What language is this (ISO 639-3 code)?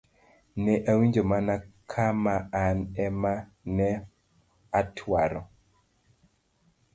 luo